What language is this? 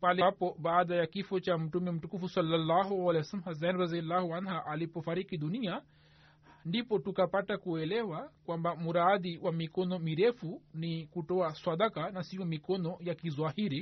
Swahili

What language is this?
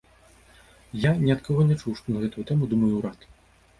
Belarusian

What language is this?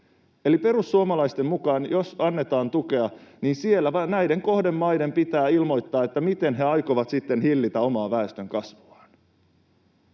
Finnish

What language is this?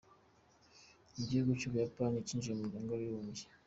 Kinyarwanda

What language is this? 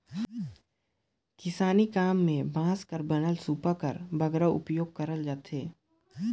Chhattisgarhi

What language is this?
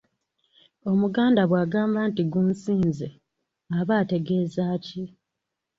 Ganda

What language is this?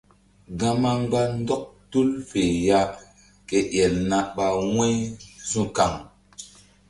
Mbum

